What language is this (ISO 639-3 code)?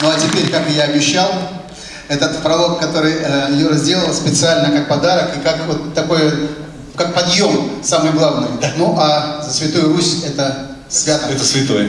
rus